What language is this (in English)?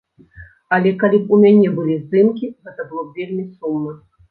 Belarusian